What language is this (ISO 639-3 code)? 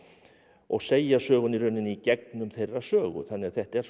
isl